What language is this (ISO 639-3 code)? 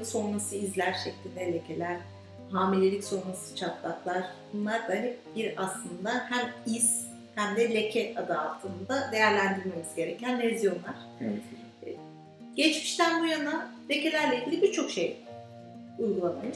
tur